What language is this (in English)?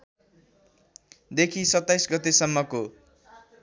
Nepali